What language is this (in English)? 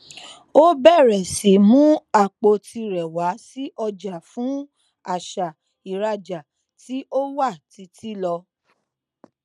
Yoruba